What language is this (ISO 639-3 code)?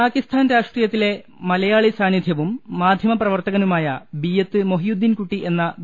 mal